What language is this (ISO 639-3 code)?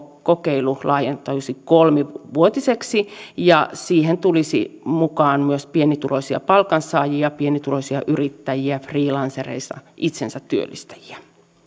fin